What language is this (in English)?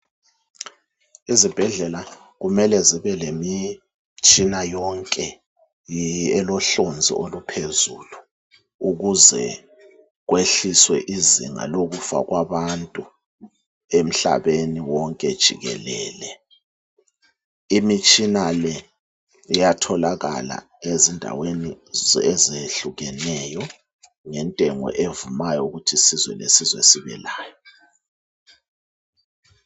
North Ndebele